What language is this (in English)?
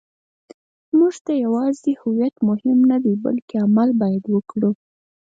Pashto